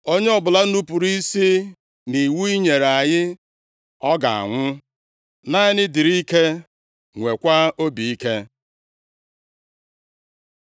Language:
Igbo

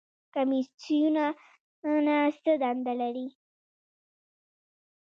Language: Pashto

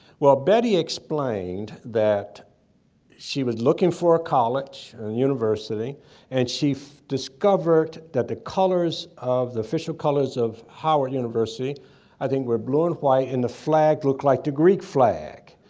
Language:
English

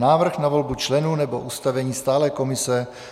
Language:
Czech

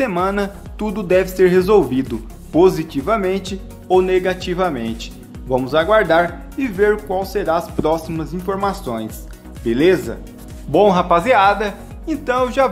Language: Portuguese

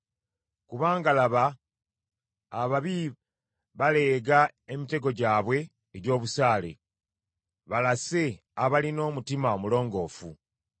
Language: Ganda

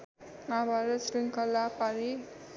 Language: Nepali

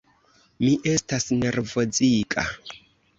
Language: Esperanto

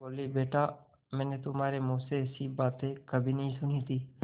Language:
Hindi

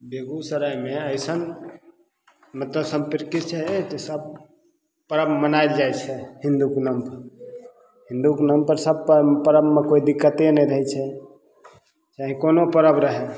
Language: Maithili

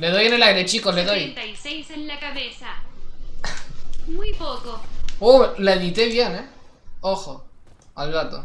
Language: Spanish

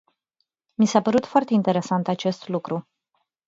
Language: Romanian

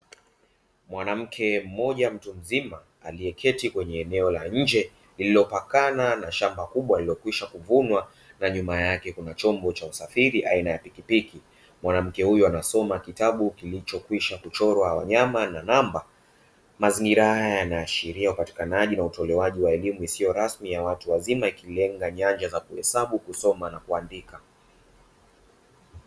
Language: Swahili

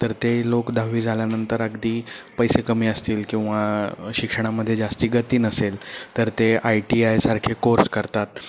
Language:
Marathi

